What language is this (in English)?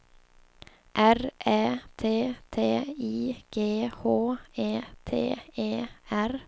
Swedish